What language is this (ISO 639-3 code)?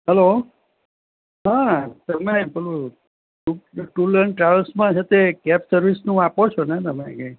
guj